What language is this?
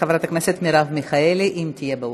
Hebrew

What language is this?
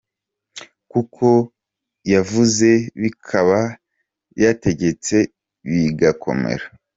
Kinyarwanda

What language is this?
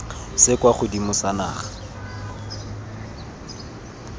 Tswana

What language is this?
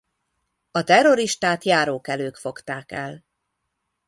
Hungarian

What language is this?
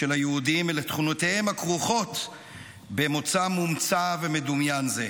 Hebrew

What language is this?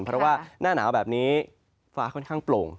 Thai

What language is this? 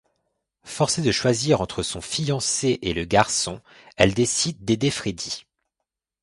French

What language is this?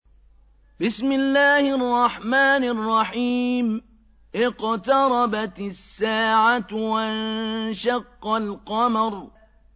Arabic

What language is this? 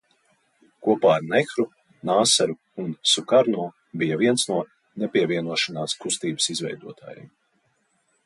Latvian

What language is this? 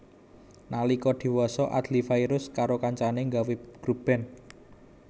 Javanese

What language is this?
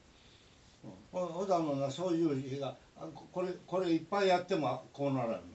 Japanese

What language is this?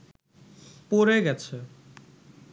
Bangla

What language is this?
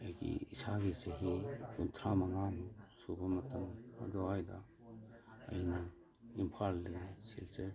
Manipuri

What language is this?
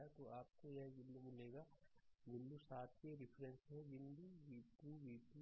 Hindi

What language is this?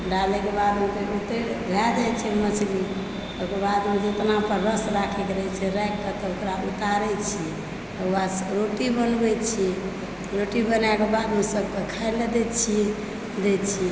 Maithili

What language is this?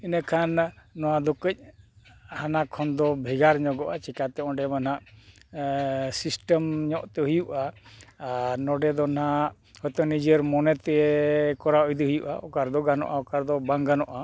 Santali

